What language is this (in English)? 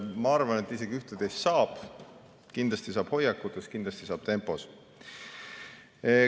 Estonian